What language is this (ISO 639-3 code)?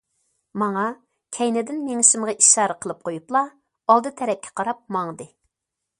uig